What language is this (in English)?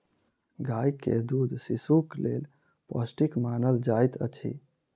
Maithili